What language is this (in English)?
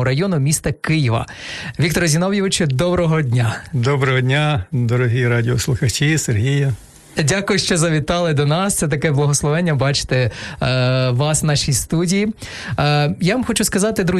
Ukrainian